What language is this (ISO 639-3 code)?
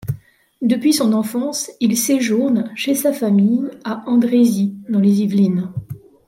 fra